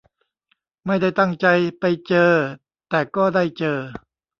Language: Thai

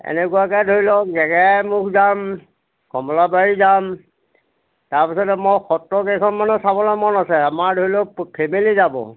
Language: Assamese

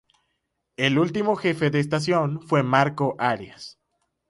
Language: Spanish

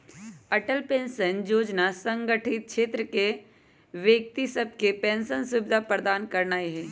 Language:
Magahi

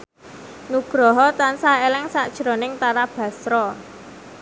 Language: Javanese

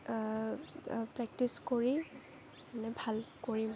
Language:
Assamese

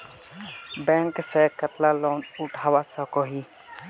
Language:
Magahi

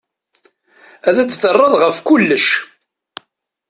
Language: Kabyle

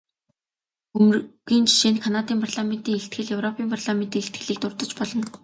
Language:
Mongolian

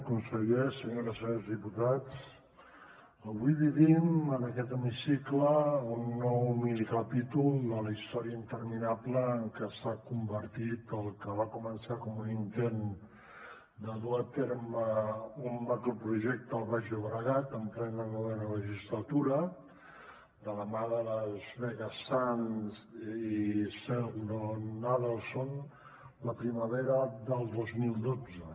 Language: Catalan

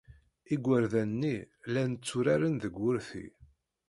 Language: Kabyle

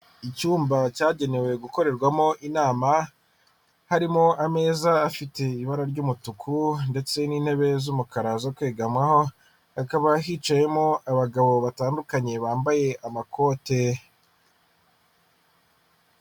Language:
Kinyarwanda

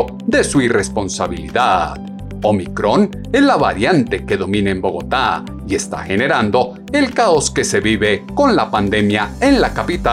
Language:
Spanish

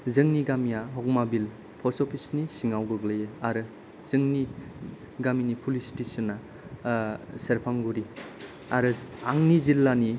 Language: Bodo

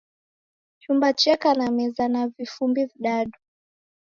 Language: Taita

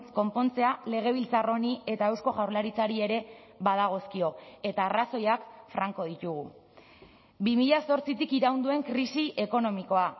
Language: Basque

